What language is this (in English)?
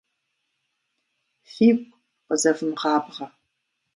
Kabardian